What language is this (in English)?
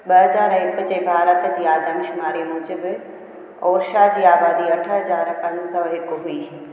Sindhi